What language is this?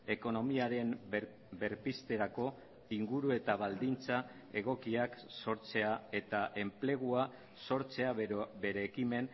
Basque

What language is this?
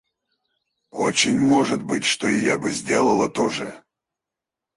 Russian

